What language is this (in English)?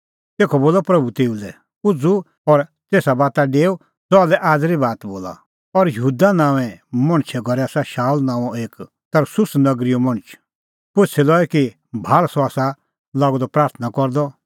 Kullu Pahari